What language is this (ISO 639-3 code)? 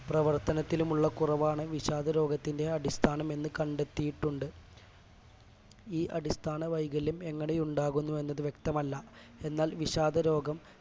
mal